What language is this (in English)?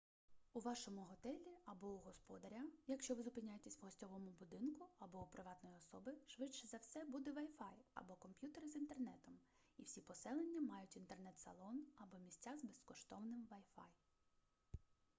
Ukrainian